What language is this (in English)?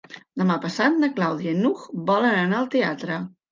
Catalan